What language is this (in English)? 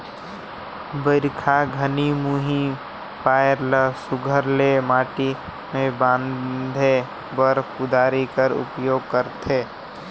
Chhattisgarhi